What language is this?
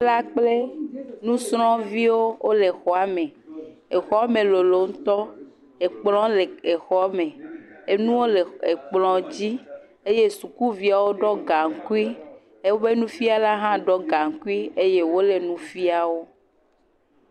Ewe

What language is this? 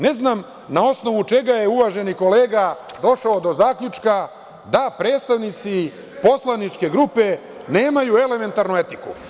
Serbian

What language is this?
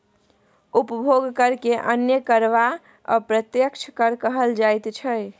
Maithili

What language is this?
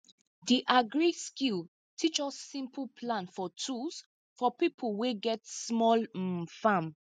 Nigerian Pidgin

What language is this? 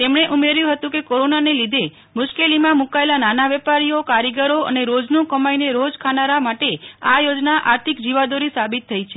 Gujarati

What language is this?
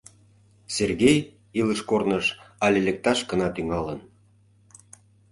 Mari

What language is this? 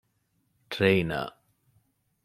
Divehi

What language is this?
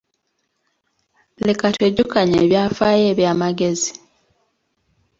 Ganda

